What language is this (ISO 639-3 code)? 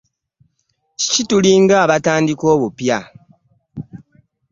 lug